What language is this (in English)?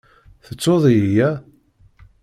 Kabyle